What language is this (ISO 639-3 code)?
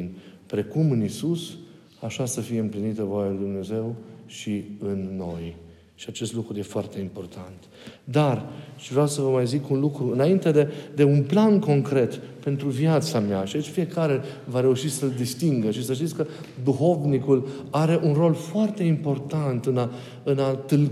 ron